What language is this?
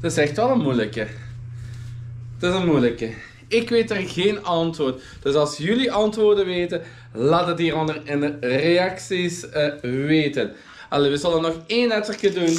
Dutch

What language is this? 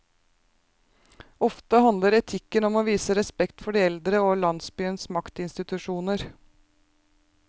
Norwegian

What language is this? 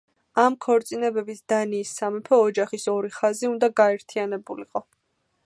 Georgian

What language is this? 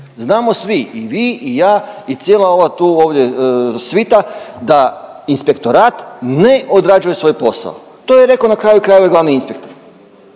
Croatian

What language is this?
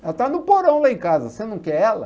Portuguese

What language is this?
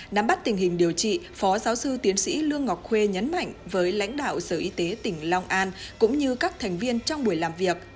Vietnamese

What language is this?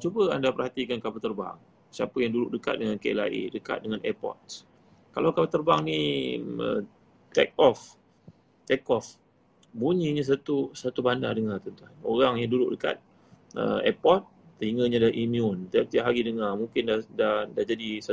Malay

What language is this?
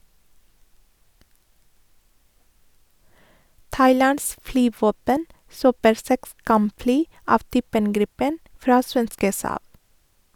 Norwegian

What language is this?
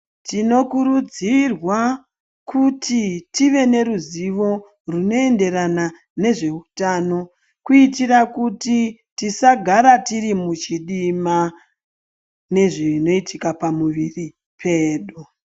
Ndau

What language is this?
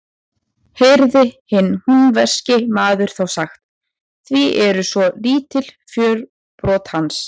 Icelandic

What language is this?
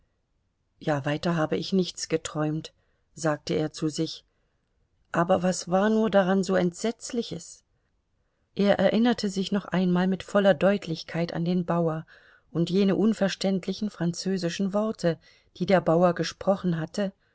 German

